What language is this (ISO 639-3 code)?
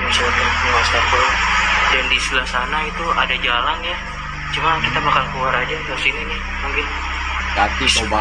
ind